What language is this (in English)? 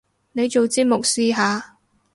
Cantonese